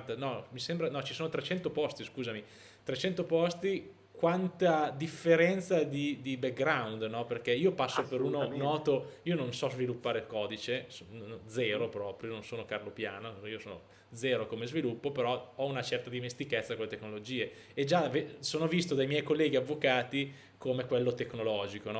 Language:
Italian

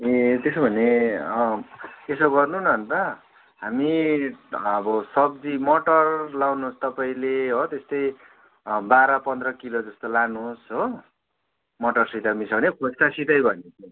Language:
Nepali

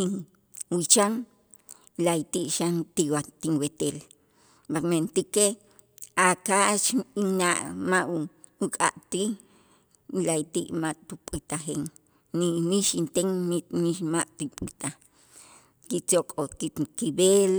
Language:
Itzá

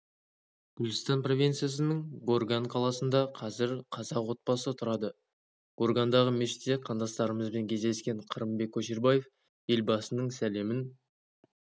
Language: Kazakh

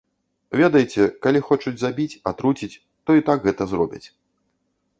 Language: Belarusian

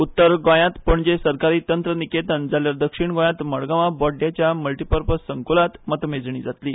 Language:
Konkani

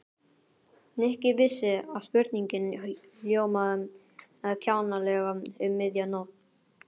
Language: Icelandic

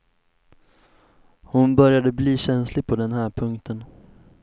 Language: Swedish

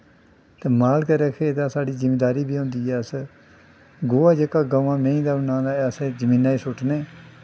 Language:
Dogri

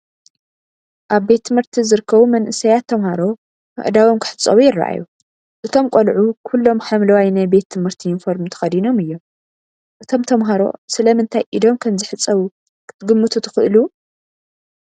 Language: Tigrinya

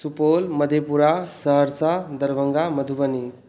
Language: Maithili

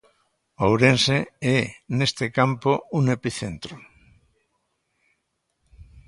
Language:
Galician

